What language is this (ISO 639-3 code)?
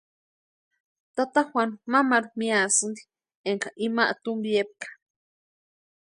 pua